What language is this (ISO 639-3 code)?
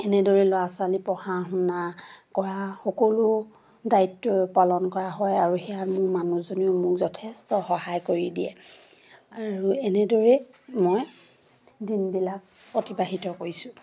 asm